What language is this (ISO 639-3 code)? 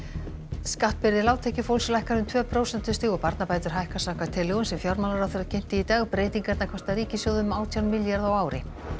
isl